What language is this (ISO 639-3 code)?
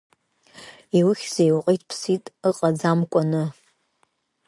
abk